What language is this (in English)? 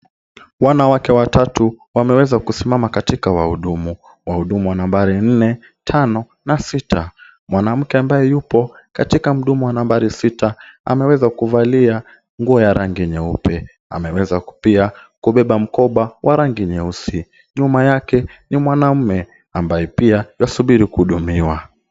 Swahili